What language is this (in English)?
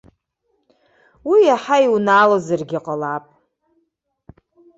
Abkhazian